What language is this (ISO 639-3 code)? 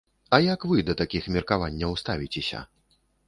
bel